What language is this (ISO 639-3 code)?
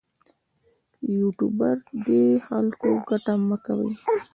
pus